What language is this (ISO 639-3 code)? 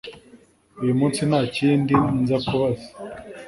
kin